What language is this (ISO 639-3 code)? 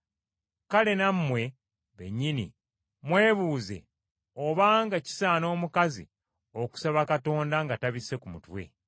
lug